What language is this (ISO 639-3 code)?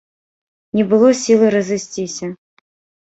bel